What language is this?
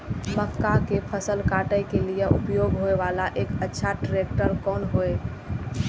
Maithili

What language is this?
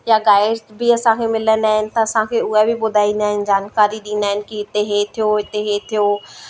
Sindhi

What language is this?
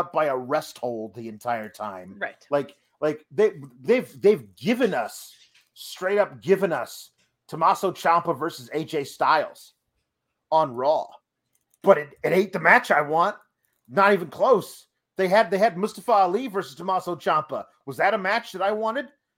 English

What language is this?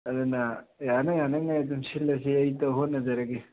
Manipuri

